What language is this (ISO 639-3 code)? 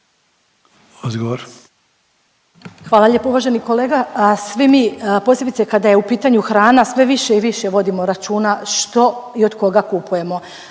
hrv